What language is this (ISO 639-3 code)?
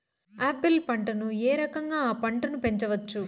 tel